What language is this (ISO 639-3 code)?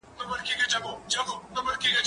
pus